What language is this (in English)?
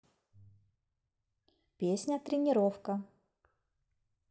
Russian